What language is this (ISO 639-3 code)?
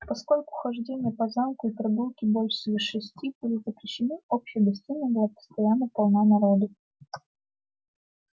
rus